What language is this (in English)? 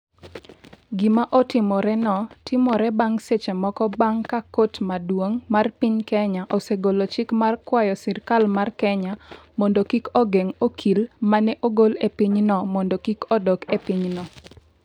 Luo (Kenya and Tanzania)